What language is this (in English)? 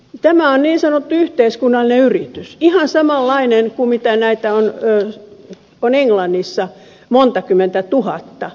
Finnish